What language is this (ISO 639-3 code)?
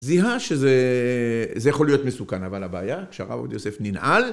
heb